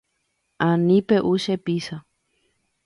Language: Guarani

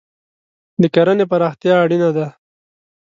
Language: Pashto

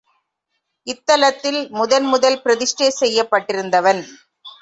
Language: Tamil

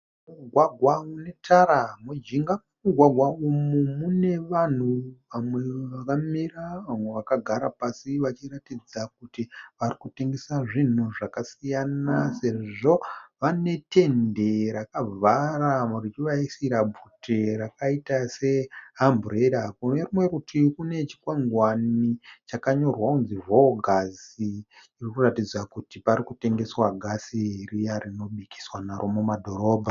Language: Shona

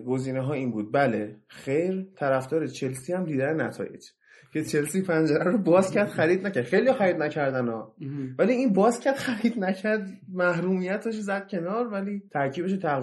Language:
Persian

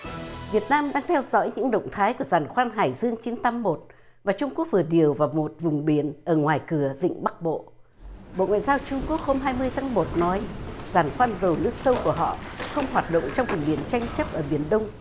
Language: Vietnamese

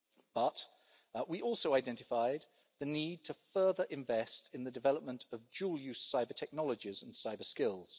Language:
English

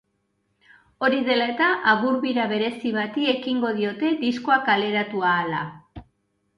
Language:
Basque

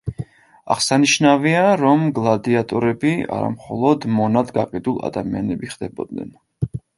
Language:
Georgian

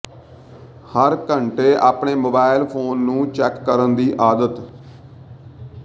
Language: Punjabi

